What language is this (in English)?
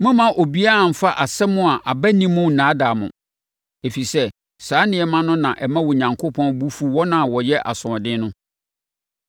Akan